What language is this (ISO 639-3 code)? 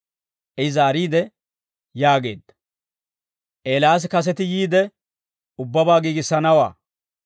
dwr